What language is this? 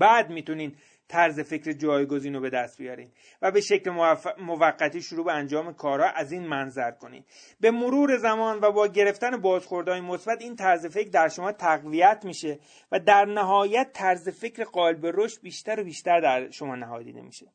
Persian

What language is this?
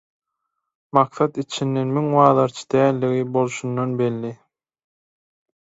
Turkmen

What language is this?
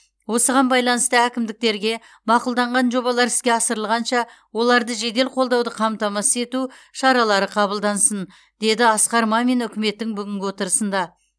Kazakh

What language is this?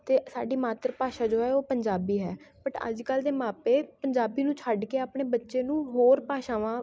Punjabi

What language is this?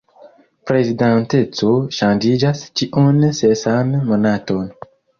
Esperanto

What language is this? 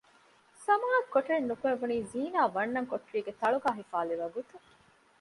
Divehi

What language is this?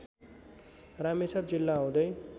Nepali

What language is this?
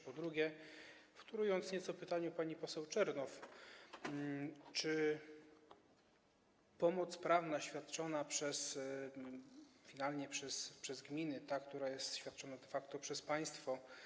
Polish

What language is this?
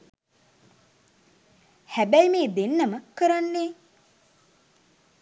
Sinhala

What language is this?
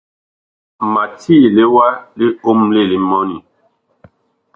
Bakoko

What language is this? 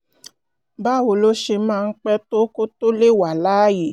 Yoruba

